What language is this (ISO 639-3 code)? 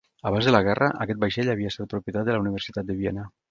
cat